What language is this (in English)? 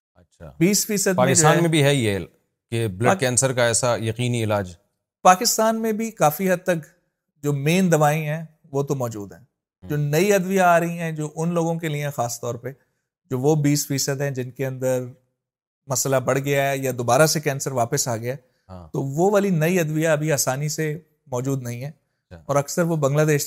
Urdu